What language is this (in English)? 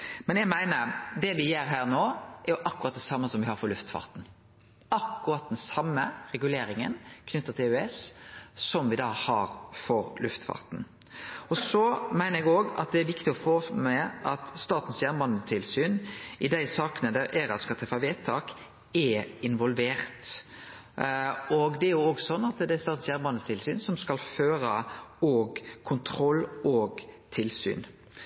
Norwegian Nynorsk